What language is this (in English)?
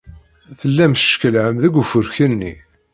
Kabyle